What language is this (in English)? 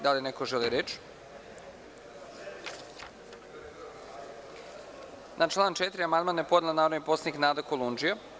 Serbian